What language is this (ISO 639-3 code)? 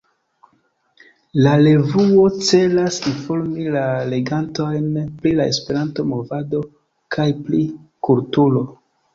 epo